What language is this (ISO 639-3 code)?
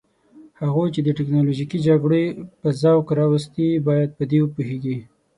pus